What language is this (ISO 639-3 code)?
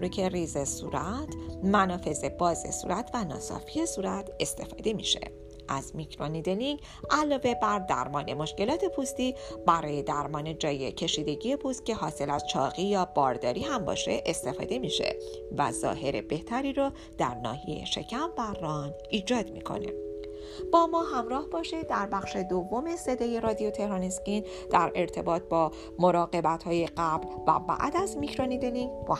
fas